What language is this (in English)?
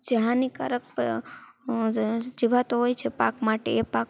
Gujarati